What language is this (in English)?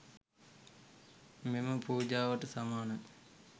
Sinhala